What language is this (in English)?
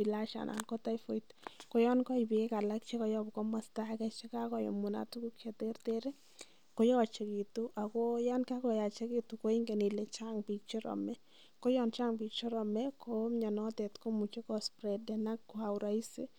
Kalenjin